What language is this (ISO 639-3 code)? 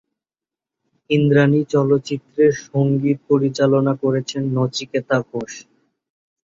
ben